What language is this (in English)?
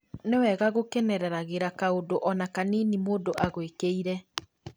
Kikuyu